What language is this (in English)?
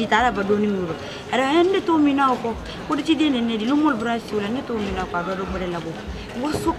English